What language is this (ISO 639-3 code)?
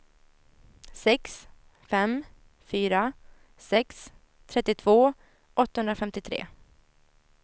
swe